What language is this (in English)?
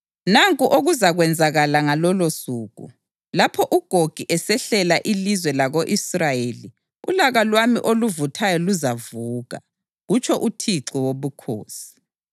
North Ndebele